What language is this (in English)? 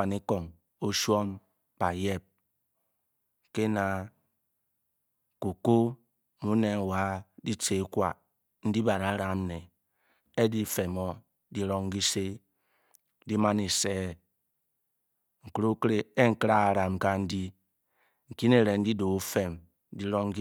Bokyi